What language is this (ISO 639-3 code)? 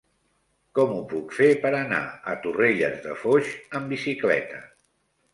cat